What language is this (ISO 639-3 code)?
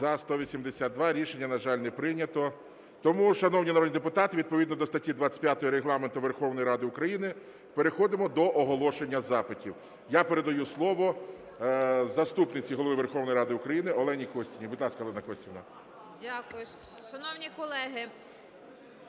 ukr